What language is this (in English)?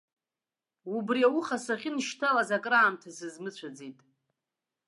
Abkhazian